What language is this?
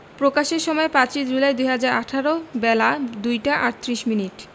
Bangla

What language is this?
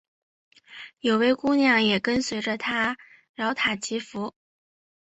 Chinese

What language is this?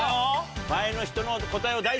Japanese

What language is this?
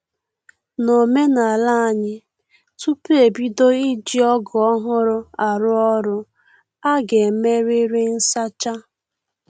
Igbo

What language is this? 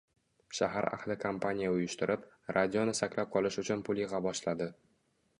Uzbek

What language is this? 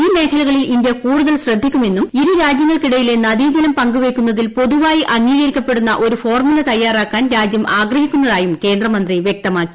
Malayalam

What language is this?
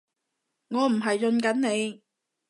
Cantonese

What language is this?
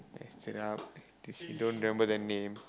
English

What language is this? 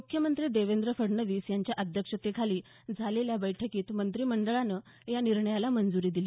Marathi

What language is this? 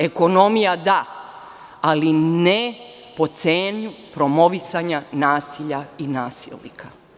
Serbian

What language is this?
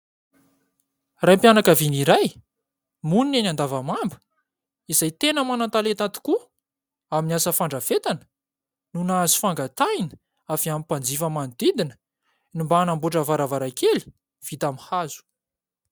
Malagasy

